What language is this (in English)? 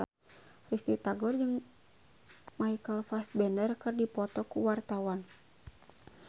Sundanese